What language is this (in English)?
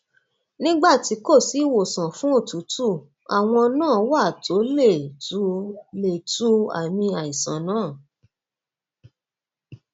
Yoruba